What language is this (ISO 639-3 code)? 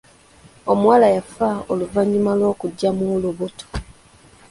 lug